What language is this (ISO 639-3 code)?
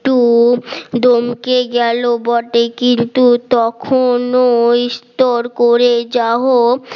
ben